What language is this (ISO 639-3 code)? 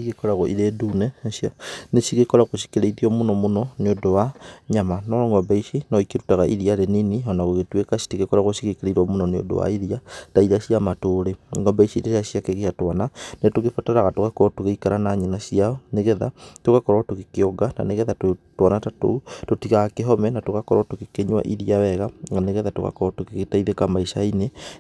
kik